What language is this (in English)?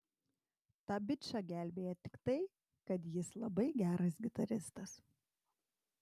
Lithuanian